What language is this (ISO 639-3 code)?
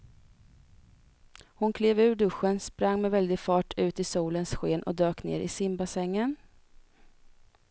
swe